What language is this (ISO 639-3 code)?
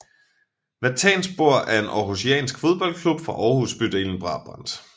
dan